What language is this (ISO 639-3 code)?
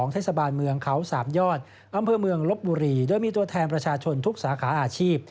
tha